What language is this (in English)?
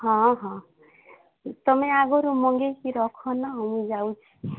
Odia